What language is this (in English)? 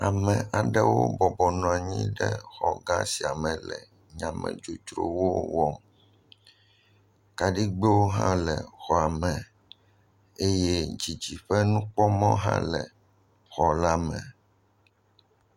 Ewe